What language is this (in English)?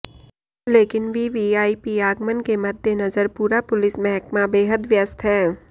Hindi